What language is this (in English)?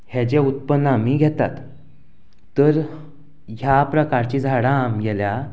Konkani